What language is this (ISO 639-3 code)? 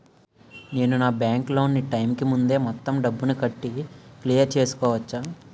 tel